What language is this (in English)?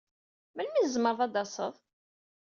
Kabyle